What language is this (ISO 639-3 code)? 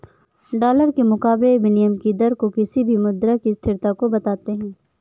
hin